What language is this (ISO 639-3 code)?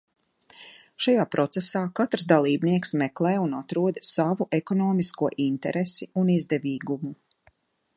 lav